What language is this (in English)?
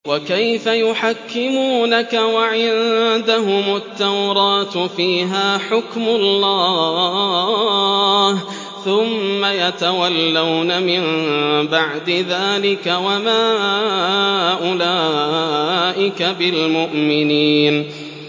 Arabic